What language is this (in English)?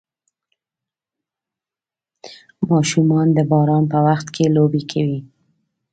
Pashto